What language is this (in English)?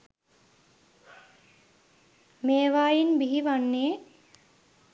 Sinhala